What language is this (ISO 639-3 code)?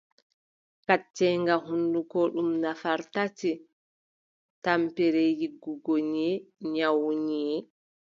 fub